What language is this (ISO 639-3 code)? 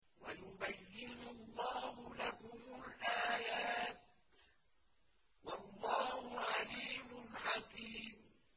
ara